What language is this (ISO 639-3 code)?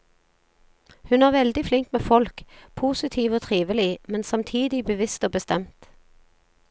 nor